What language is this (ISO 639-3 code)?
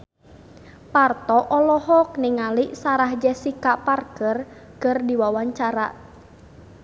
sun